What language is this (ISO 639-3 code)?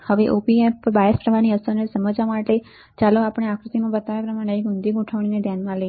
guj